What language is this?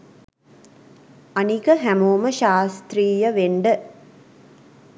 Sinhala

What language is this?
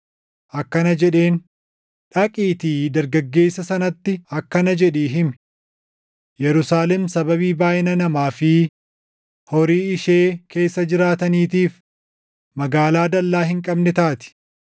Oromo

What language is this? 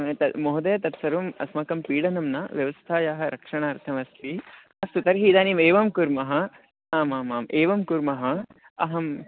Sanskrit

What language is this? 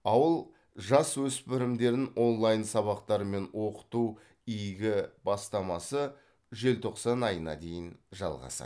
Kazakh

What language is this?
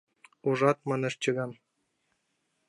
Mari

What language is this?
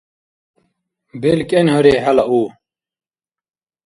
Dargwa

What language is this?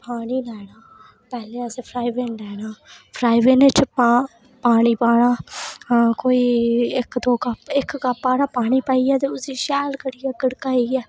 Dogri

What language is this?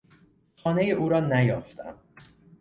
Persian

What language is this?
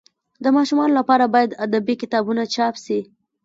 Pashto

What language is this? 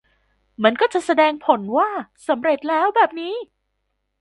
Thai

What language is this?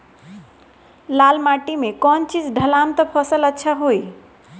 Bhojpuri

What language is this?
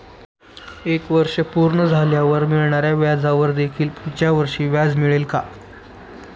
Marathi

